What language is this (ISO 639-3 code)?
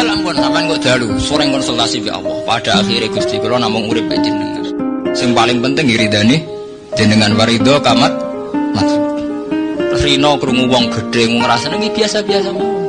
ind